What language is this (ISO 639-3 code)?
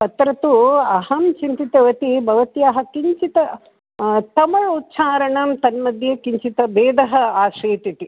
san